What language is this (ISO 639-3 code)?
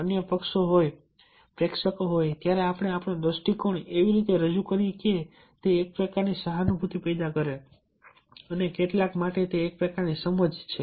guj